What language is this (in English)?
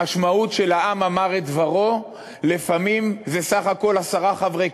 Hebrew